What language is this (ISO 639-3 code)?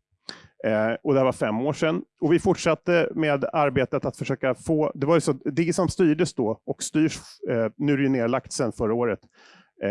swe